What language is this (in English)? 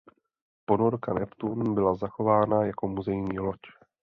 Czech